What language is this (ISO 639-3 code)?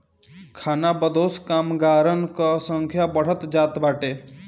bho